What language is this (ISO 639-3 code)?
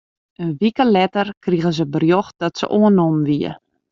fry